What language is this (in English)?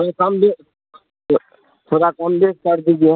Urdu